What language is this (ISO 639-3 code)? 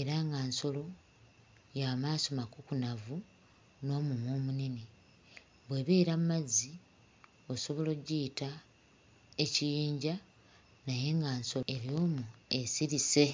lug